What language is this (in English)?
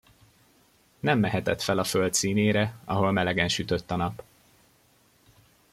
Hungarian